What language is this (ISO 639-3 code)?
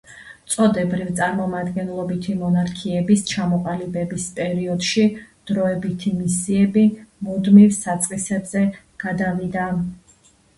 kat